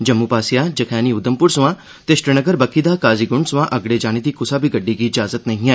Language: Dogri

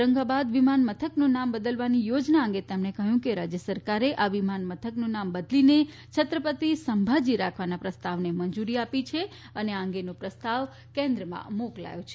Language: Gujarati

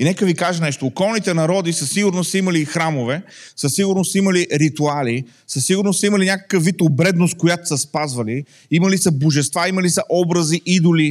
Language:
Bulgarian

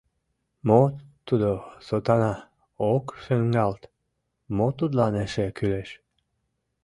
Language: Mari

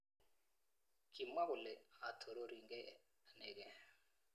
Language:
Kalenjin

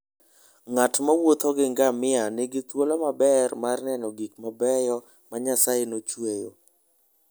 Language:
Luo (Kenya and Tanzania)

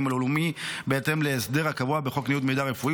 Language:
Hebrew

